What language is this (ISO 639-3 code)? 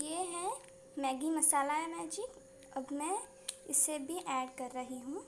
hin